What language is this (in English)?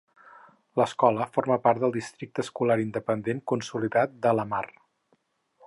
Catalan